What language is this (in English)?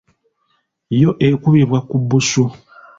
Ganda